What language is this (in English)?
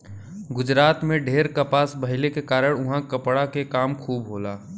Bhojpuri